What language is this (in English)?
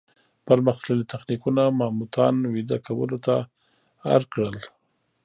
Pashto